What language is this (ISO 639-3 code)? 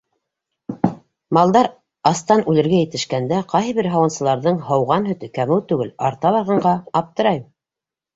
bak